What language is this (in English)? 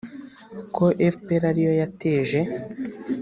Kinyarwanda